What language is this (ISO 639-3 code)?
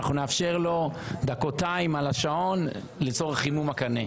heb